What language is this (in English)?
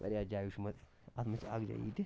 Kashmiri